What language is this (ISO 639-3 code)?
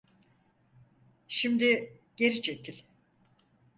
tur